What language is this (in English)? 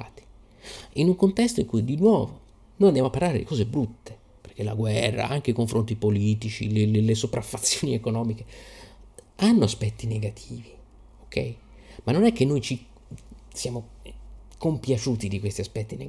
Italian